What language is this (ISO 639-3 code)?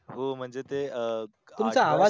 mar